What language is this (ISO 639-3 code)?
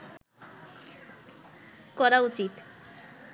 ben